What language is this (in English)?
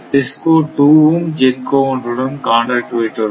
Tamil